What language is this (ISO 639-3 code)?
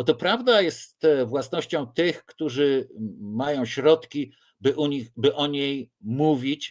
pol